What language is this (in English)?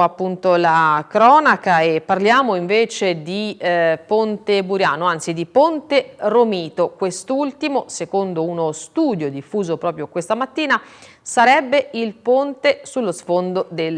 Italian